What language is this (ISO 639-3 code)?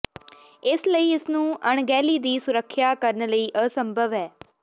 pan